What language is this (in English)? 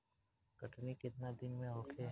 Bhojpuri